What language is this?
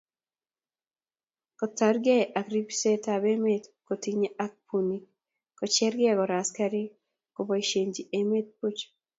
Kalenjin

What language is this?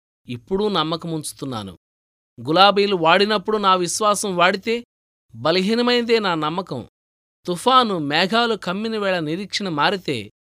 Telugu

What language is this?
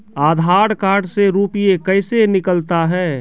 Maithili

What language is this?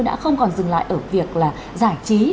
Vietnamese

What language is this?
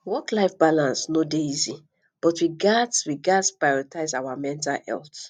Nigerian Pidgin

